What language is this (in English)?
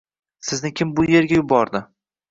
Uzbek